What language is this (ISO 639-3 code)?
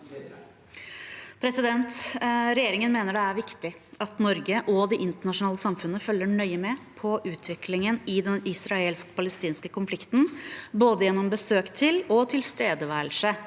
nor